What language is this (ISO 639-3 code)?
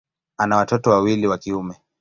swa